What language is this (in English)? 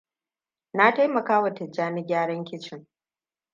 Hausa